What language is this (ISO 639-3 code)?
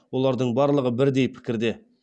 kaz